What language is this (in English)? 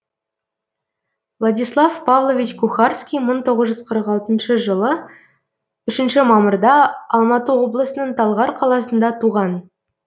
Kazakh